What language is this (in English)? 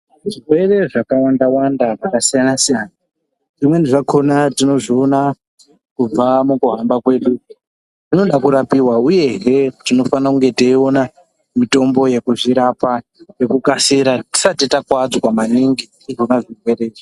Ndau